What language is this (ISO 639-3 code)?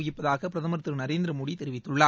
tam